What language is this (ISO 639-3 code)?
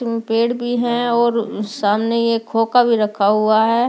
hin